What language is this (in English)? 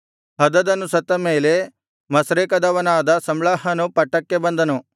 Kannada